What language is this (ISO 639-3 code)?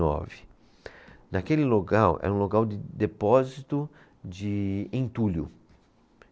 por